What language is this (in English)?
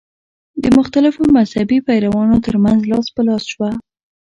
Pashto